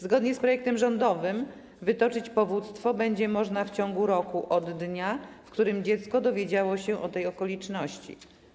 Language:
Polish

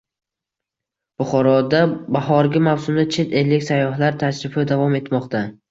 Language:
Uzbek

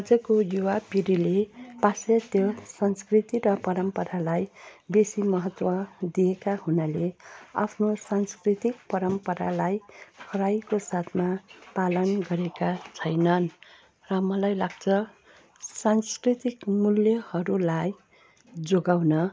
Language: Nepali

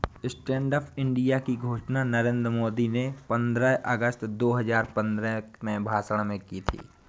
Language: Hindi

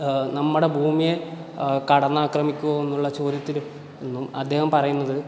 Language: Malayalam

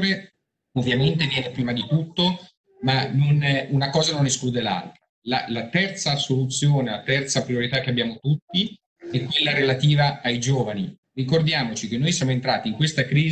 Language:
Italian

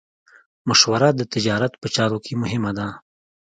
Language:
Pashto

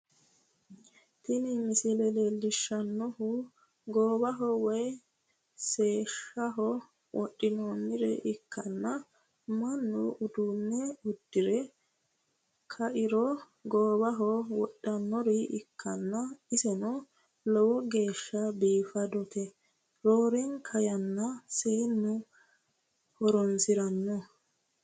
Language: Sidamo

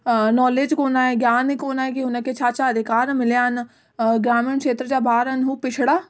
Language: Sindhi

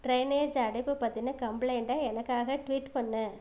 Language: Tamil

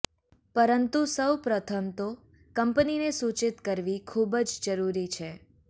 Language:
Gujarati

